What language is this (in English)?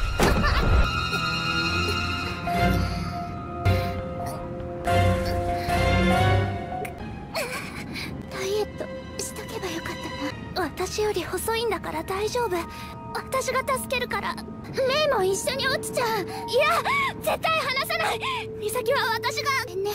Japanese